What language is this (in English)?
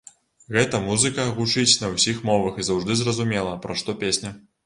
Belarusian